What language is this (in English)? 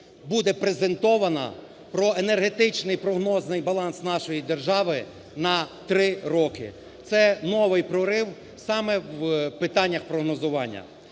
Ukrainian